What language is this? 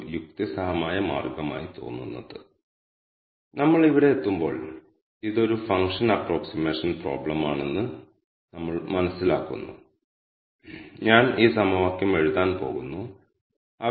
Malayalam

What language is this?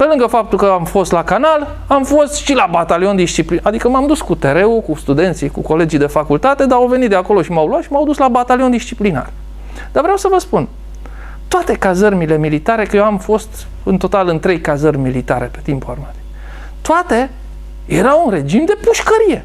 Romanian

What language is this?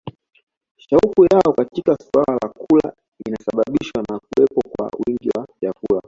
Swahili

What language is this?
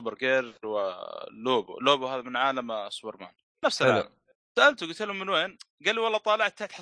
Arabic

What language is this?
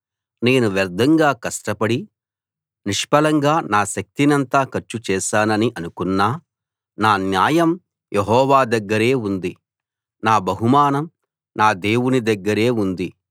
Telugu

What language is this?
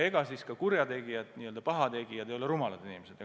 Estonian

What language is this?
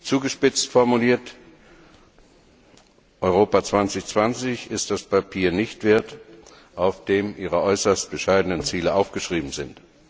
German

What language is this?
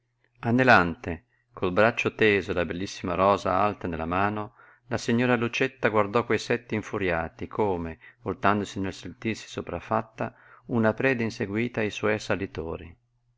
Italian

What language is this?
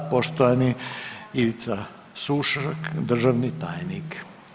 Croatian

